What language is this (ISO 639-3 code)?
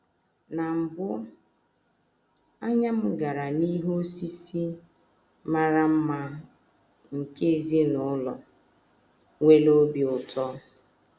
ibo